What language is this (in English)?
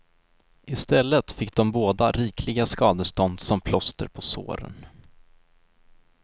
Swedish